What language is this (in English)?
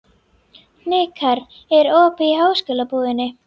Icelandic